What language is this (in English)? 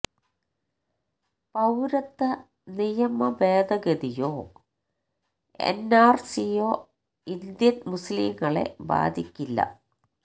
Malayalam